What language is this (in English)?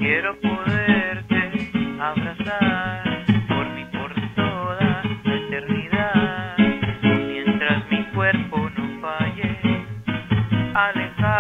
Spanish